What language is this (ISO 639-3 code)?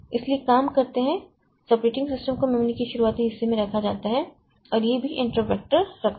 hin